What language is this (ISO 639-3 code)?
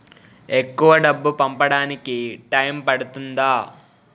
tel